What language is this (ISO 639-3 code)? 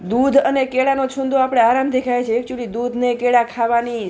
guj